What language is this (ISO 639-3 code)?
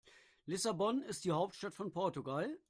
deu